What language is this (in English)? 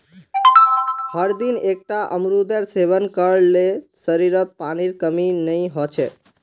Magahi